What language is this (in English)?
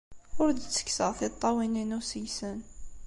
Kabyle